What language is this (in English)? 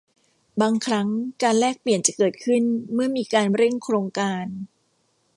Thai